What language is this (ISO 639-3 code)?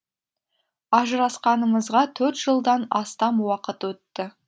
kaz